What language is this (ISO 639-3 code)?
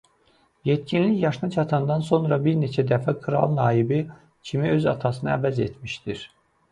aze